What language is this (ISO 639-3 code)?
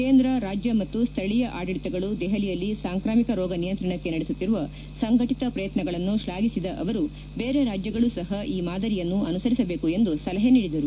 kan